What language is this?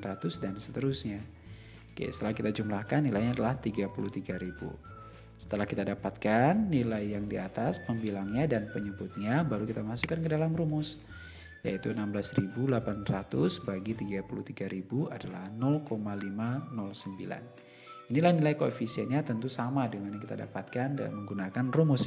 Indonesian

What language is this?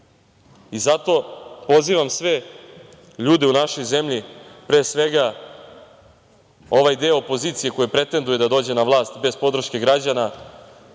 Serbian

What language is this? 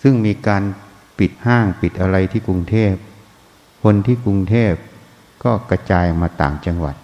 Thai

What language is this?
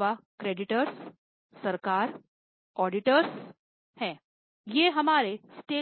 Hindi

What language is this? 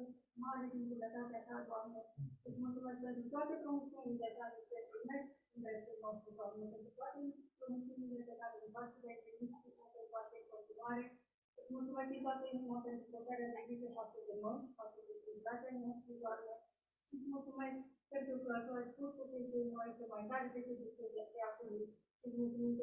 Romanian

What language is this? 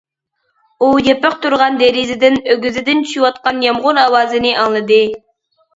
Uyghur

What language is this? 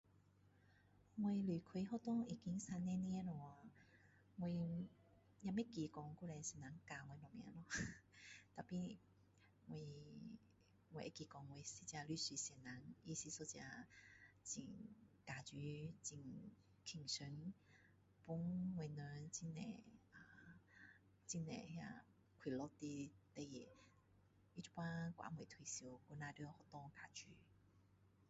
Min Dong Chinese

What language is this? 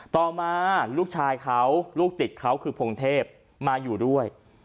Thai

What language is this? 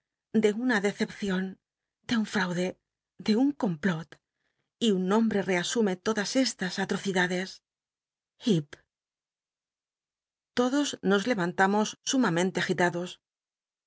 Spanish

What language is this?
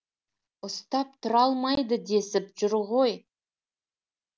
Kazakh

